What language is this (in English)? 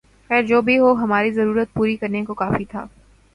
Urdu